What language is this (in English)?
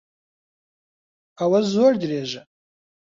Central Kurdish